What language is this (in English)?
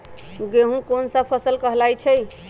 Magahi